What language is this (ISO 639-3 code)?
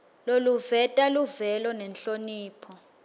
ssw